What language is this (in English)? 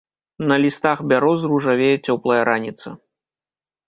Belarusian